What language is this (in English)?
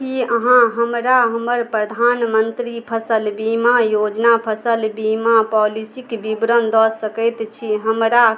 Maithili